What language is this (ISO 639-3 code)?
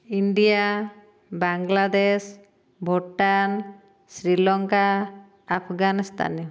ori